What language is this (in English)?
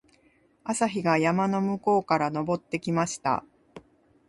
Japanese